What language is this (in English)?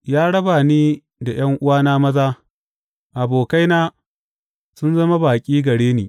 Hausa